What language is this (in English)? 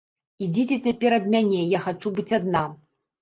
Belarusian